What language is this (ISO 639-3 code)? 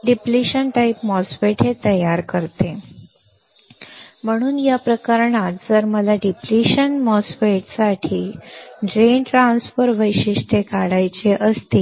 mar